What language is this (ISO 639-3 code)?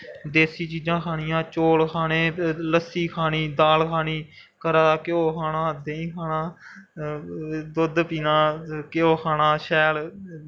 doi